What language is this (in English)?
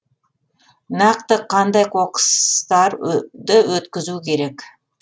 Kazakh